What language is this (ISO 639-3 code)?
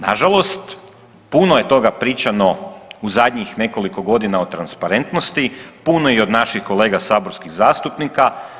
hrv